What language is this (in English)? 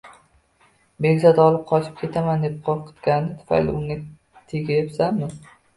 Uzbek